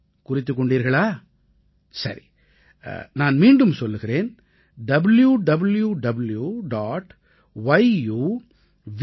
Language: Tamil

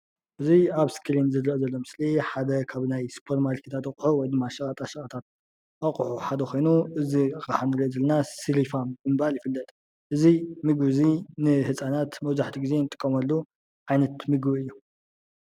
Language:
Tigrinya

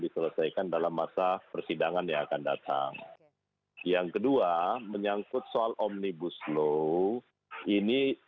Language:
Indonesian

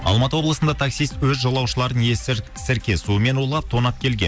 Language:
Kazakh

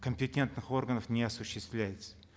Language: Kazakh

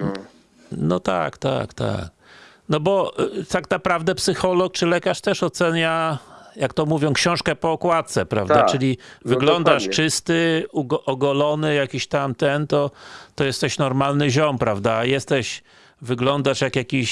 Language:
Polish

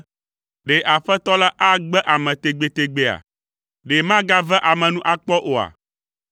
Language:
Ewe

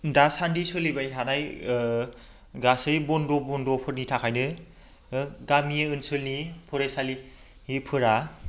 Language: Bodo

